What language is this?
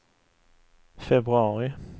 Swedish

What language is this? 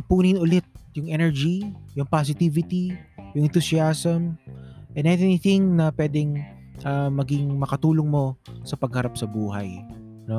Filipino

